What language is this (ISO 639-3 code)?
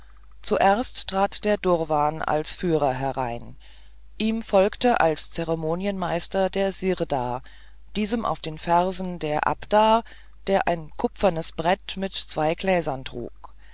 deu